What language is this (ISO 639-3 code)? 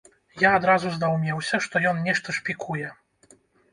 bel